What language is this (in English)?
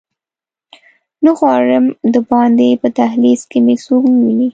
Pashto